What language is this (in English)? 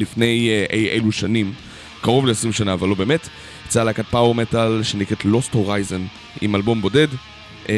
Hebrew